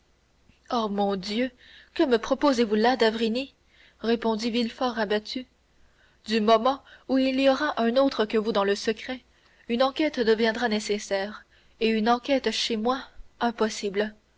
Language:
French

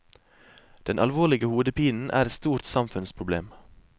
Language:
Norwegian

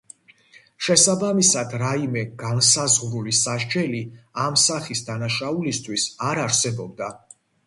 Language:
Georgian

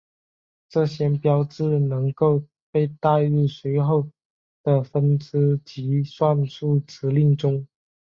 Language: Chinese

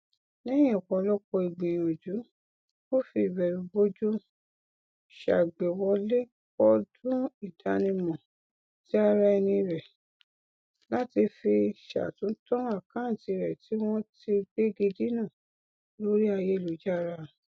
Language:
Yoruba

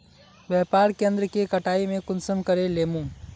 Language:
Magahi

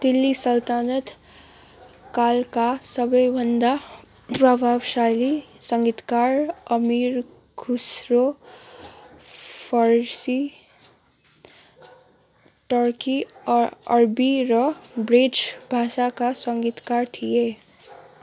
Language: Nepali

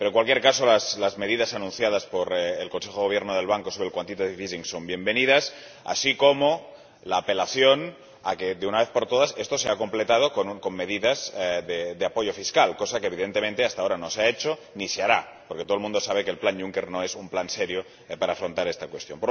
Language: Spanish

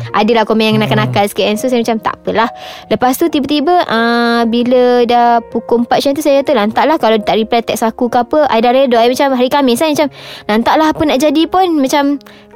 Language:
Malay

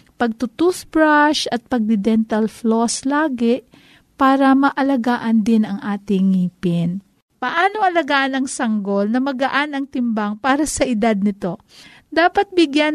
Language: Filipino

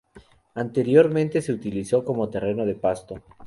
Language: Spanish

